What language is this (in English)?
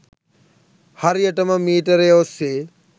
Sinhala